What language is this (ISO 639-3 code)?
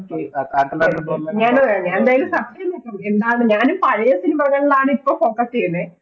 mal